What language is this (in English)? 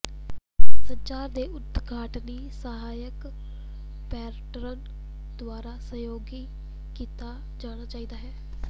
Punjabi